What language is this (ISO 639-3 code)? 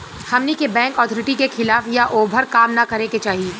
bho